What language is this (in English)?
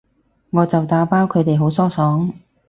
Cantonese